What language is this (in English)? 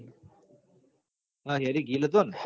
Gujarati